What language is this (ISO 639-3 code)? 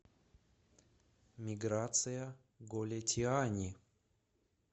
rus